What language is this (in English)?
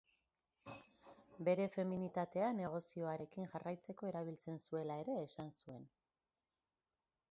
Basque